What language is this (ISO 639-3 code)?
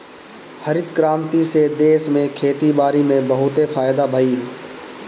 bho